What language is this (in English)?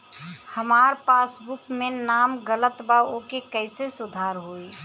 Bhojpuri